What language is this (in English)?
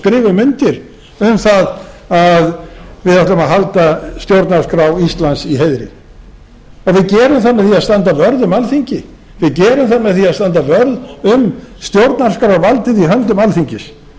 Icelandic